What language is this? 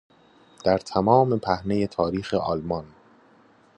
Persian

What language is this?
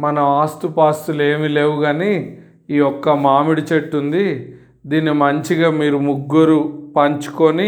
Telugu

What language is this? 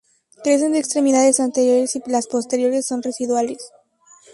Spanish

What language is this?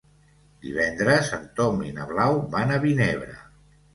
Catalan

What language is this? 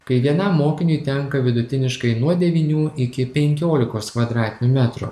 Lithuanian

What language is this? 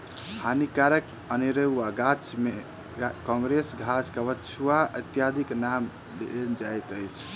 Maithili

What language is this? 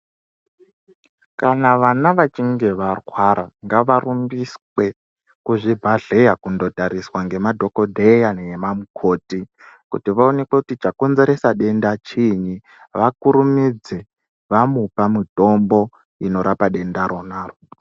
Ndau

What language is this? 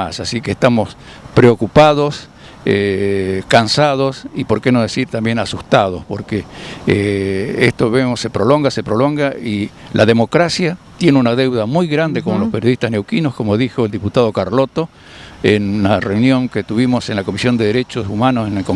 Spanish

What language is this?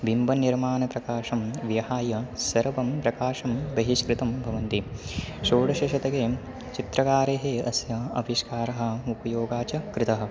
Sanskrit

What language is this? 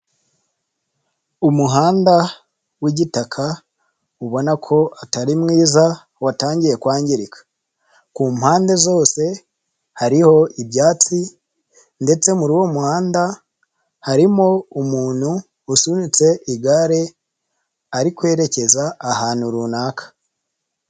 Kinyarwanda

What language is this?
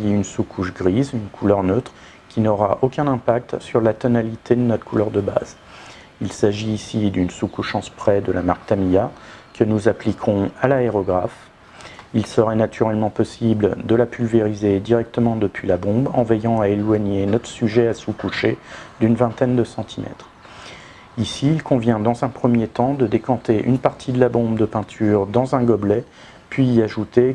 French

